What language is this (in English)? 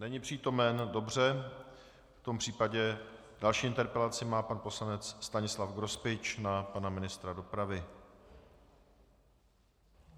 Czech